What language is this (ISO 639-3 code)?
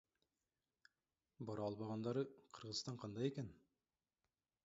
kir